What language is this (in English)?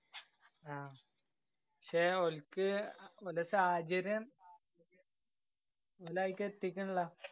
Malayalam